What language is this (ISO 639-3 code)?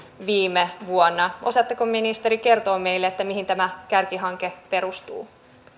fin